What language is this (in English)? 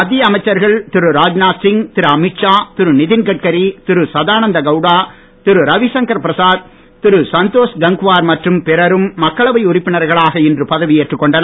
Tamil